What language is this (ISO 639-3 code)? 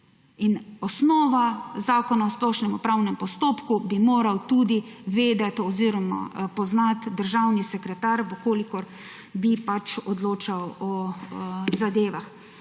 slv